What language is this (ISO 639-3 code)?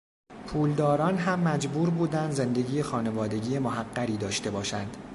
fas